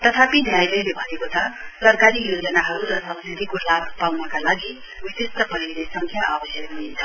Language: Nepali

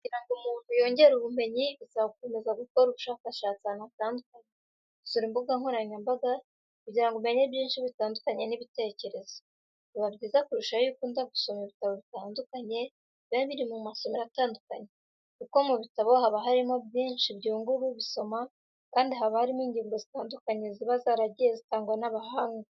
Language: Kinyarwanda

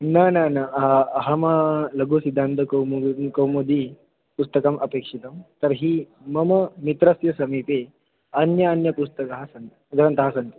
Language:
Sanskrit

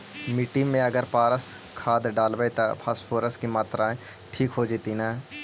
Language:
Magahi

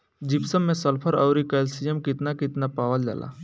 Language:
Bhojpuri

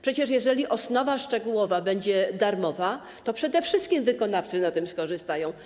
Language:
Polish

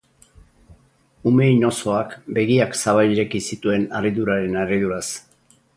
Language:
Basque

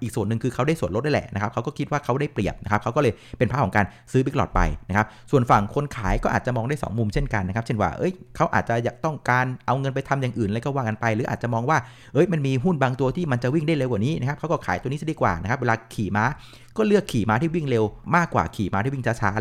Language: Thai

